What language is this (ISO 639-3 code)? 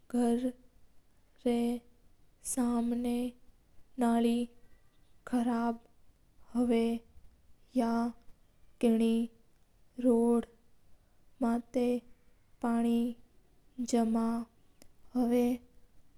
mtr